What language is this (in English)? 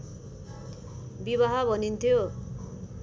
Nepali